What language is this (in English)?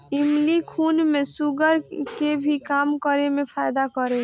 Bhojpuri